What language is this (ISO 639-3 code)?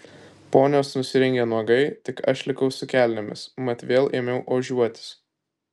lit